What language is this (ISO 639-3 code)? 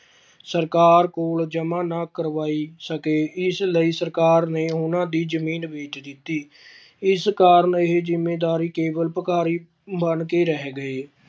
pan